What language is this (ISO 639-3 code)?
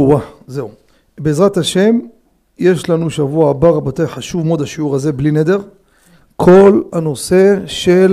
heb